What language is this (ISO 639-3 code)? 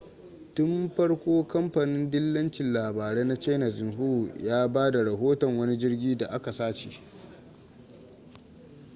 hau